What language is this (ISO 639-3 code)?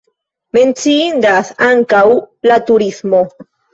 epo